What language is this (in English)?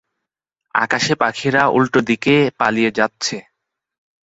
Bangla